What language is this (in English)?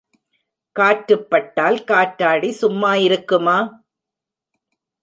Tamil